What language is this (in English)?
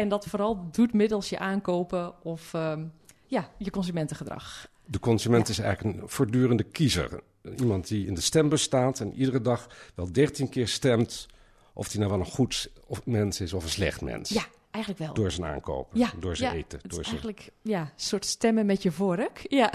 Dutch